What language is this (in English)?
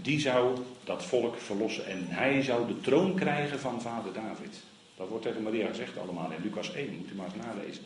Dutch